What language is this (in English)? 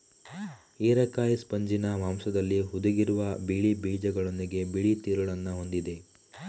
Kannada